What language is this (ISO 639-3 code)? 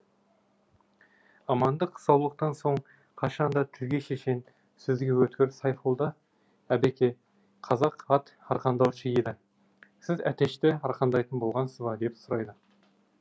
kaz